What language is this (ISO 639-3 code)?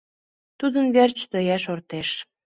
chm